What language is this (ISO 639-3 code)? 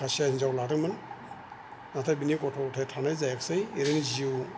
brx